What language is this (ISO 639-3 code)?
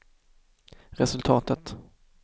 swe